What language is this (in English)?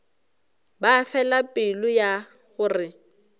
Northern Sotho